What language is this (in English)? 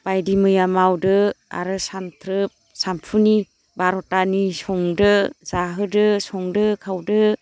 Bodo